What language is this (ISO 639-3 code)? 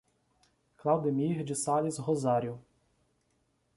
por